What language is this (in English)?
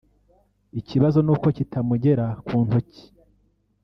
Kinyarwanda